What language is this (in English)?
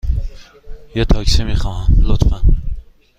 Persian